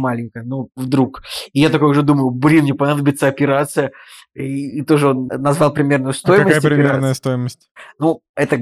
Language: Russian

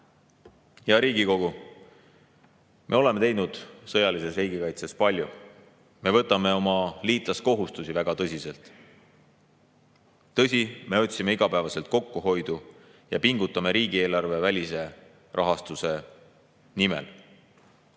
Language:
Estonian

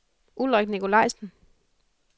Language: Danish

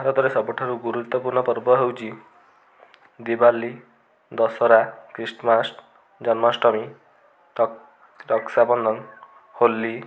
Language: Odia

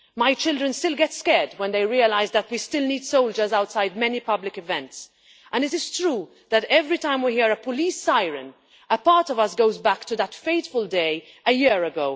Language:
English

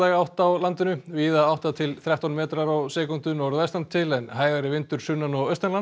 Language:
Icelandic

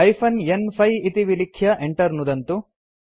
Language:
Sanskrit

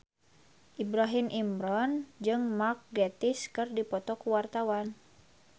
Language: Sundanese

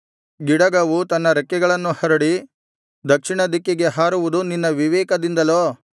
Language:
Kannada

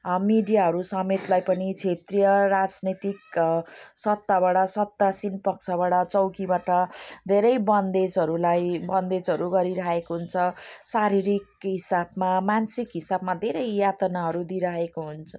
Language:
Nepali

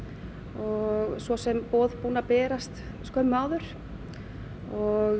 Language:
Icelandic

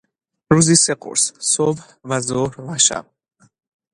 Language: Persian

